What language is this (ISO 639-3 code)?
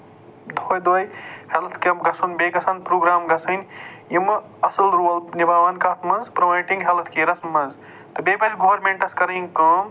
kas